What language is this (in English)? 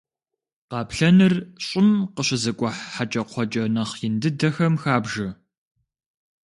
Kabardian